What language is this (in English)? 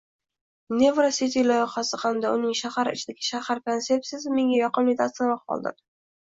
Uzbek